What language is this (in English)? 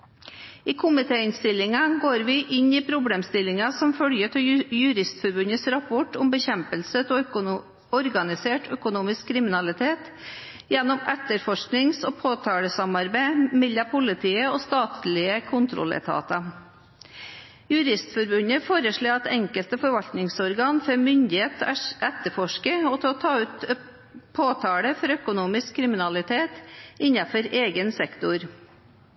Norwegian Bokmål